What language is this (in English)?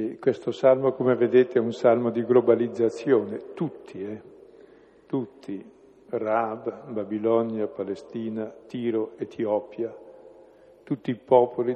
Italian